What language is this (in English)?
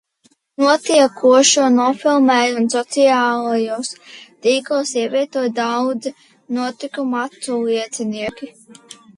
Latvian